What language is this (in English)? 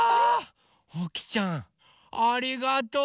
Japanese